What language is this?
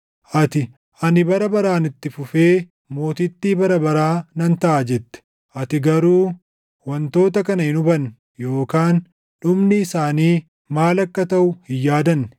Oromo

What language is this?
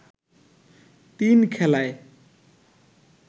Bangla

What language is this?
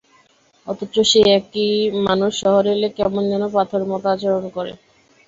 Bangla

